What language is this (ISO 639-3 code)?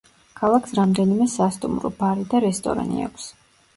kat